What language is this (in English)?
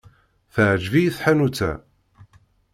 Kabyle